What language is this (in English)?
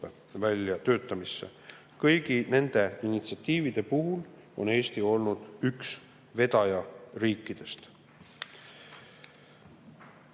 Estonian